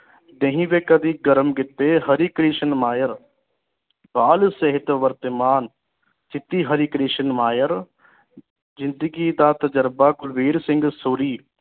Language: Punjabi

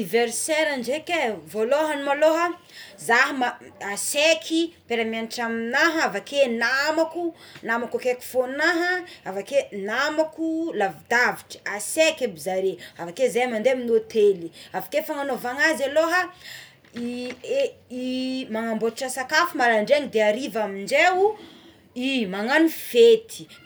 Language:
Tsimihety Malagasy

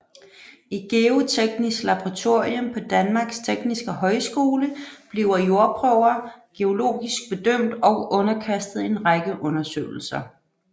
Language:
Danish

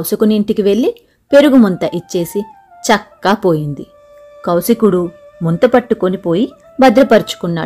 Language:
Telugu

